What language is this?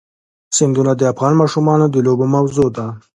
Pashto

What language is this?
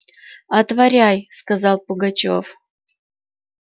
Russian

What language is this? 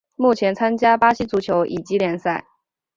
Chinese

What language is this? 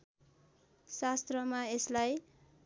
Nepali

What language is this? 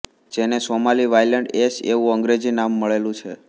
Gujarati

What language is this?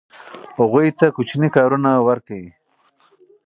Pashto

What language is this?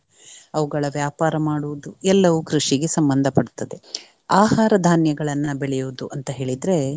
Kannada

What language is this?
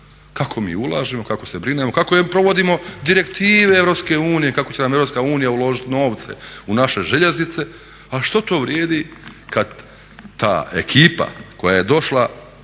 Croatian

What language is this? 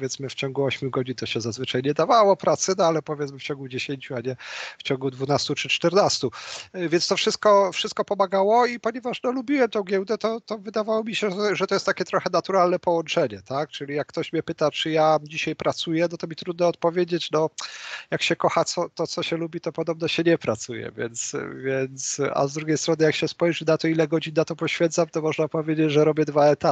Polish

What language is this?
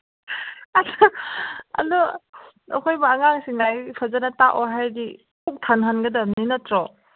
Manipuri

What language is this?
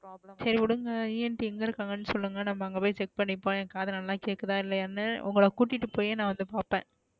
Tamil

